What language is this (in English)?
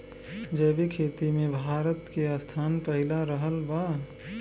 Bhojpuri